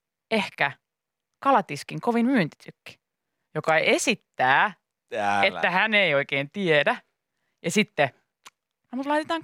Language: Finnish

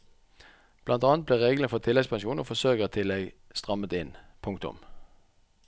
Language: Norwegian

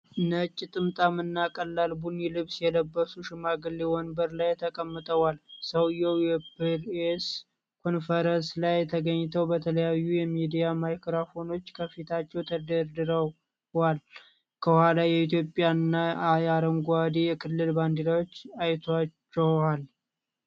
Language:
Amharic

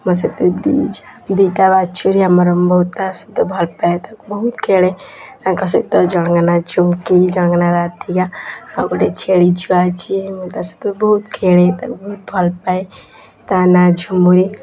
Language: Odia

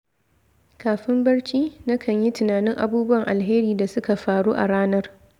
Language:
Hausa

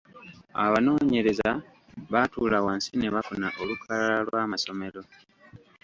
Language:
Ganda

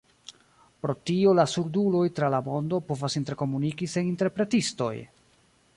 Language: Esperanto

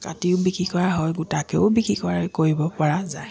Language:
Assamese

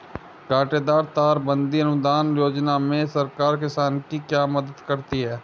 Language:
Hindi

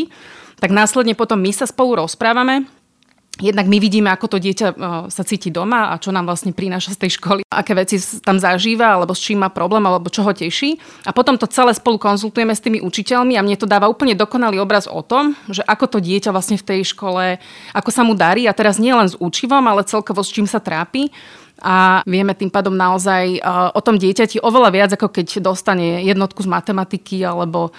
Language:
Slovak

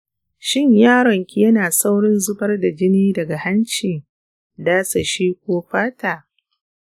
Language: Hausa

